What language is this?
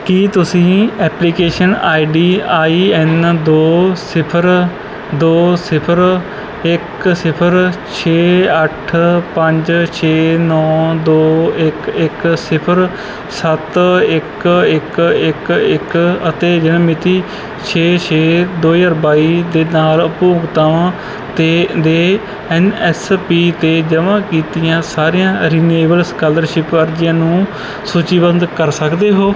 Punjabi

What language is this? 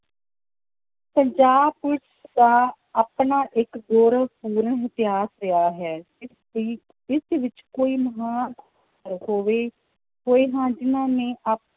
Punjabi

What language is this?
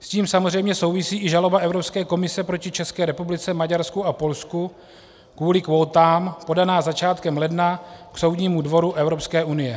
Czech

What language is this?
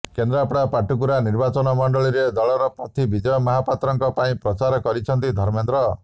Odia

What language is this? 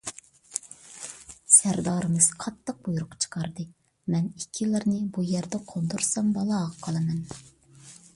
Uyghur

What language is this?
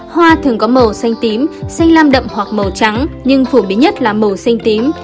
Vietnamese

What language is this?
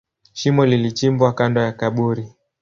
Swahili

